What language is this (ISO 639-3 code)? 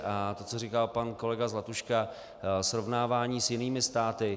ces